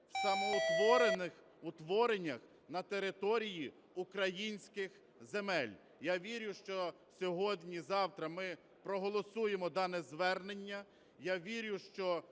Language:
Ukrainian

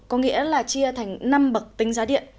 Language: Vietnamese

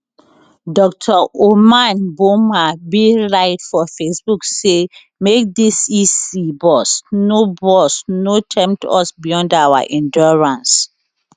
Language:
Nigerian Pidgin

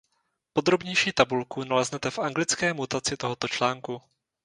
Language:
Czech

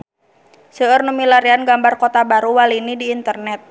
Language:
Sundanese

